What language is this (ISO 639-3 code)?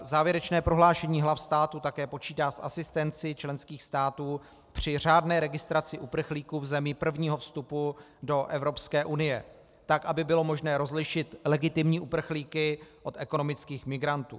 ces